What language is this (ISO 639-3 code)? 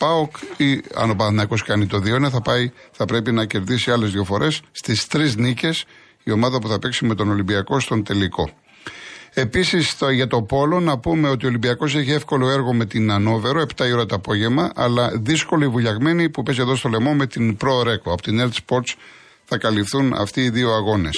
ell